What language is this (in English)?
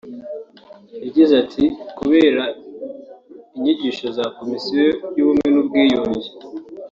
Kinyarwanda